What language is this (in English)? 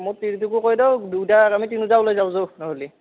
Assamese